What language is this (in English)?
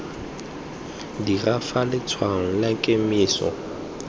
Tswana